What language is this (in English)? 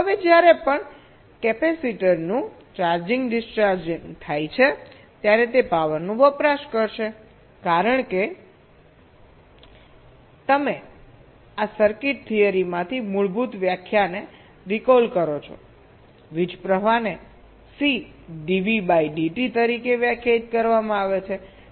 Gujarati